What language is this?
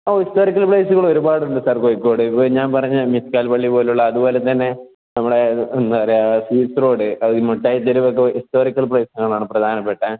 Malayalam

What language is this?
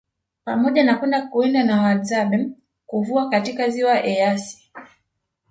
Swahili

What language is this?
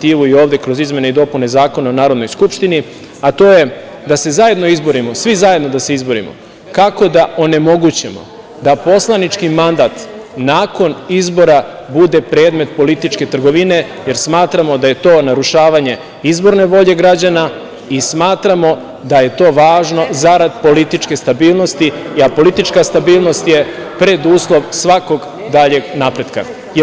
Serbian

